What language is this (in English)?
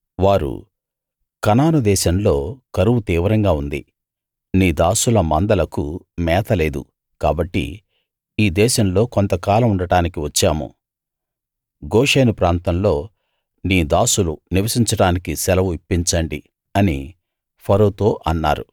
Telugu